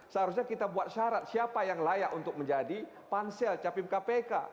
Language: Indonesian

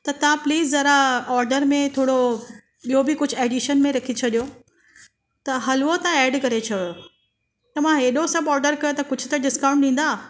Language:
Sindhi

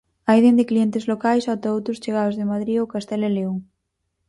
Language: Galician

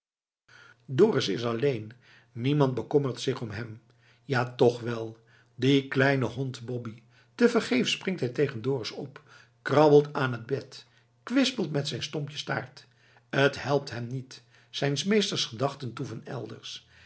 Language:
Dutch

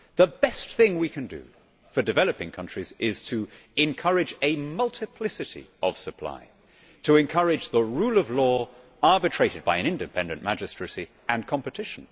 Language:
English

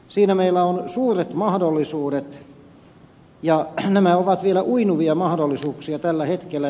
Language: Finnish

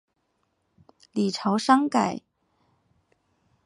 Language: Chinese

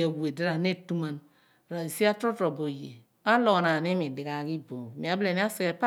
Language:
Abua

